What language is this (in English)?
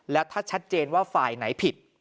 Thai